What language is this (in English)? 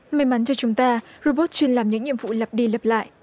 Vietnamese